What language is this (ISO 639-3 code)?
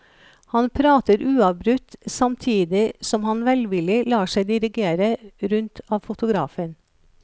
nor